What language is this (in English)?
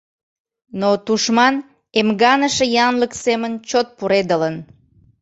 Mari